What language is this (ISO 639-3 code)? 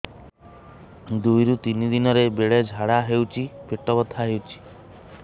ori